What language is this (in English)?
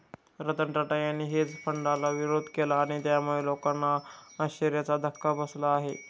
Marathi